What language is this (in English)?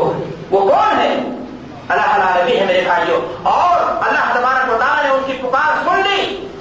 Urdu